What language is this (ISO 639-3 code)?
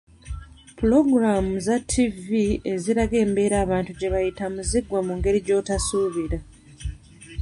lug